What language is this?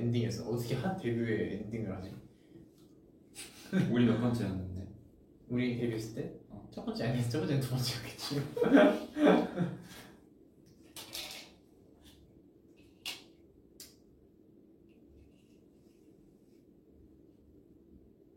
Korean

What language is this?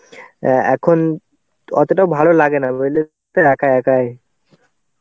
Bangla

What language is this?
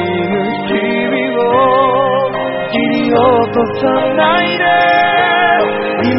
Spanish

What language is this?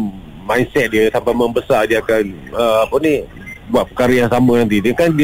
Malay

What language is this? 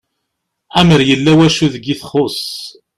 Kabyle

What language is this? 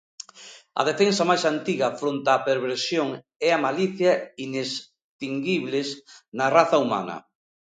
Galician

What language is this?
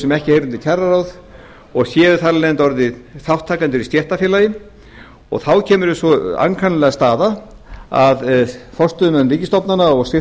Icelandic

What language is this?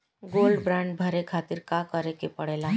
Bhojpuri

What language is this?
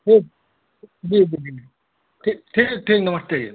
Hindi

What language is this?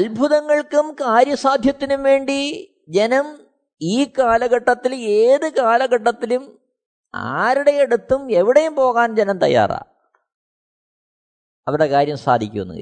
Malayalam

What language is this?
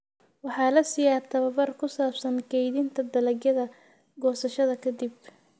Somali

